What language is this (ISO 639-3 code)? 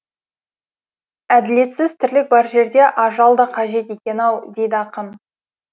kaz